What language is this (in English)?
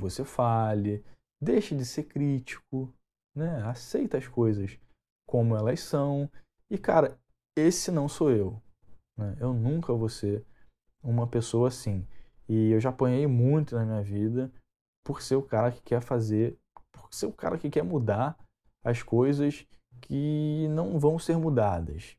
Portuguese